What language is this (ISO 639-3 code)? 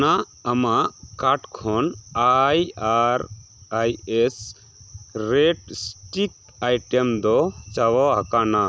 sat